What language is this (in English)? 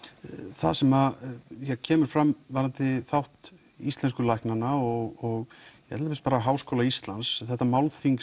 Icelandic